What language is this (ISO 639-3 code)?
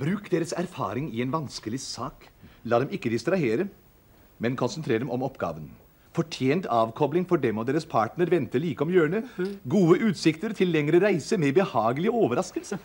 nor